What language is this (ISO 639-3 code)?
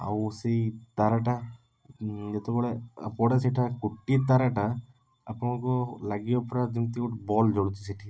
ori